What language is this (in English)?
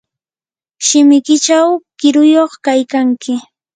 Yanahuanca Pasco Quechua